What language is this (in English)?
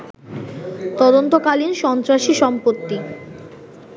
Bangla